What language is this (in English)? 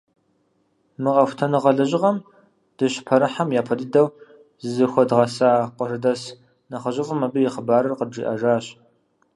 Kabardian